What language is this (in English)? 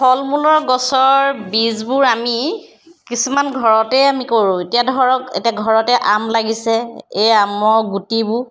Assamese